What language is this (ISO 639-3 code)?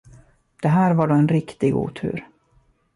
swe